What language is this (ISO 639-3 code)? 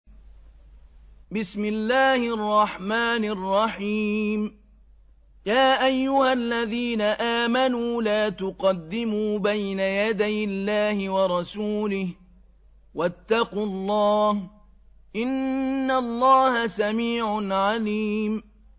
ara